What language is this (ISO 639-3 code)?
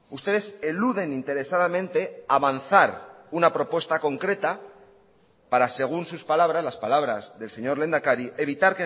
spa